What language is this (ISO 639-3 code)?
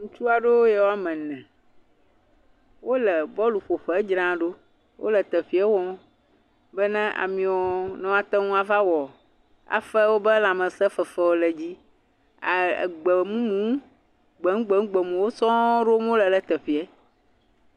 ewe